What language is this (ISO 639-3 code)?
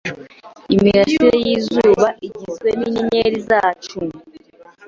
kin